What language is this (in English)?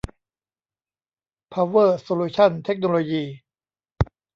Thai